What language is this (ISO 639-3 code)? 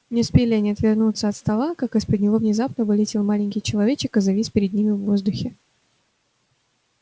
rus